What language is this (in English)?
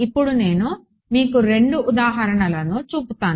Telugu